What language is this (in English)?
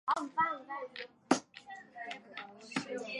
Chinese